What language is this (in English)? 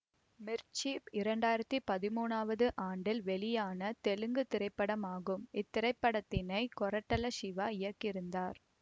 Tamil